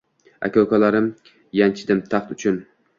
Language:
Uzbek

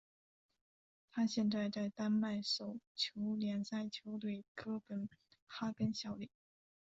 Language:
Chinese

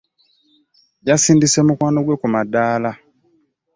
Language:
Ganda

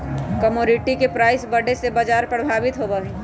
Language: Magahi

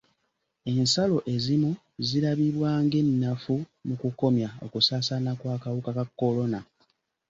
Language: Ganda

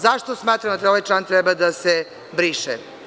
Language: Serbian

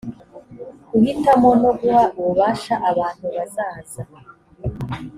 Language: Kinyarwanda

